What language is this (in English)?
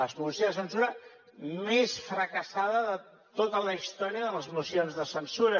Catalan